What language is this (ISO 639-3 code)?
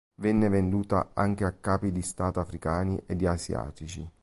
ita